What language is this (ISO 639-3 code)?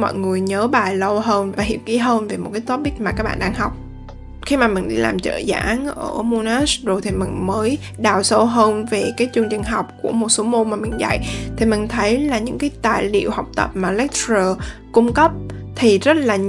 vie